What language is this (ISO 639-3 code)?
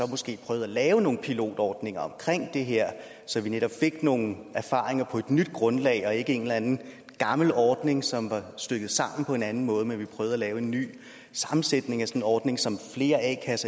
dan